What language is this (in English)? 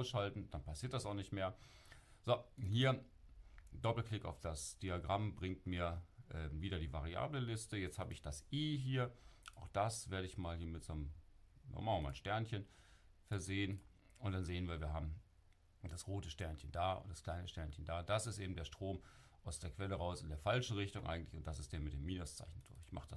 German